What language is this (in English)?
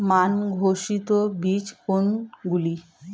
Bangla